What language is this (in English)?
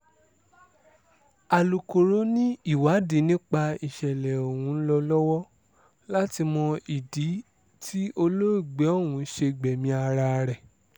Yoruba